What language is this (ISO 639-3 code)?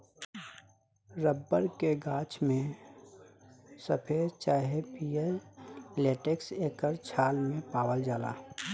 bho